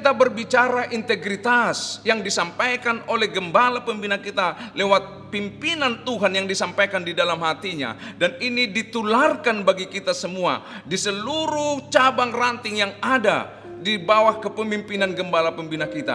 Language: Indonesian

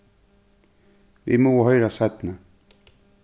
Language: Faroese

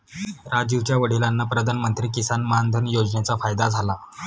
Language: Marathi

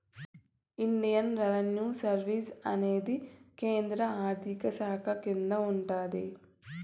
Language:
Telugu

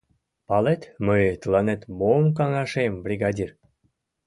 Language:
Mari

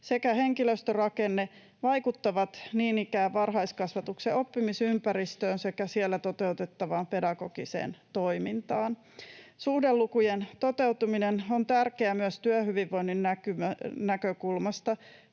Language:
Finnish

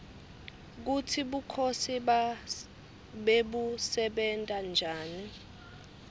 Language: Swati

